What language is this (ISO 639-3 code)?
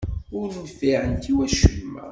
kab